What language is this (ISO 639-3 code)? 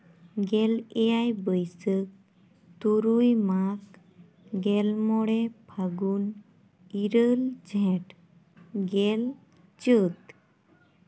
sat